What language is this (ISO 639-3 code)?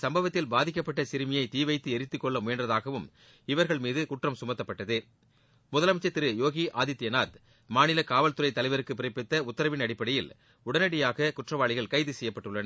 tam